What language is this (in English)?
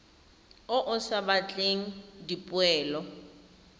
Tswana